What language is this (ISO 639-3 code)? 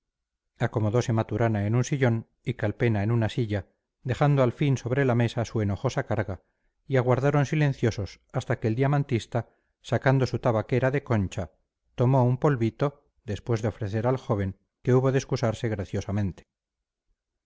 spa